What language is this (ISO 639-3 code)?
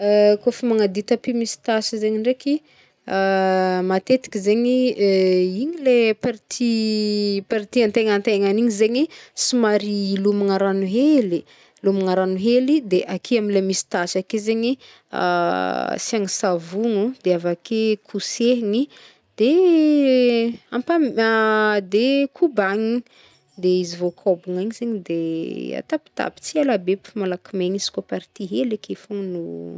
bmm